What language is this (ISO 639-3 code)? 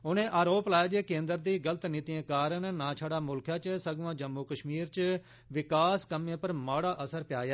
doi